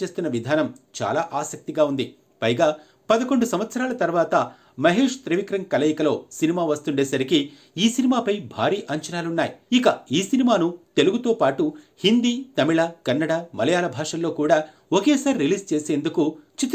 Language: Hindi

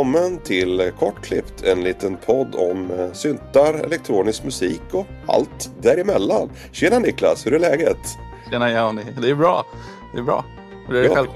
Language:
Swedish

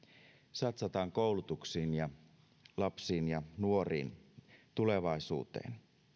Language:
Finnish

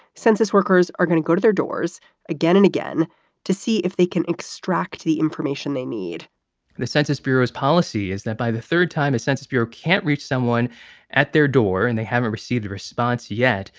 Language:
English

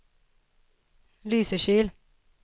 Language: Swedish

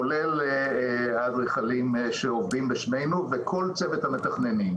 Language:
Hebrew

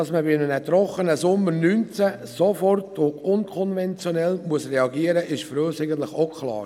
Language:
Swiss German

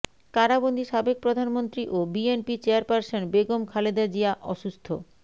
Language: Bangla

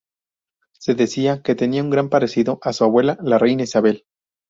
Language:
Spanish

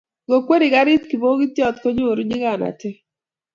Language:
Kalenjin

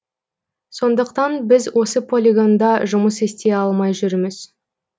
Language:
Kazakh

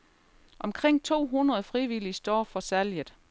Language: Danish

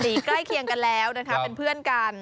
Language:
Thai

